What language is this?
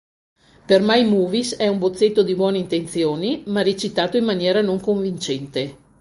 Italian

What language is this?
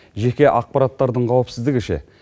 Kazakh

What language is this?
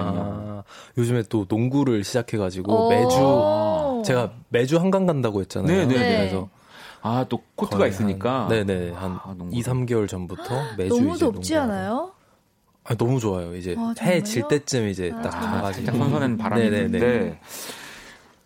Korean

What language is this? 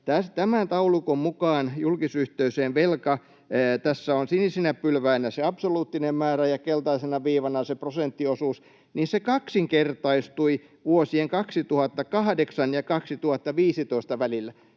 Finnish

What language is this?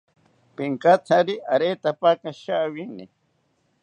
South Ucayali Ashéninka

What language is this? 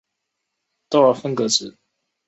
Chinese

